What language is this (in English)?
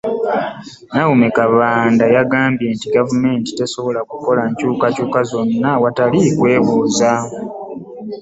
Ganda